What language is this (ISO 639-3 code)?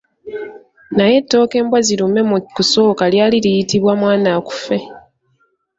lug